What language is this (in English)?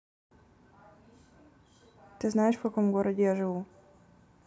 Russian